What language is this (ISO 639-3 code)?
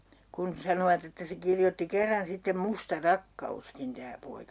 fin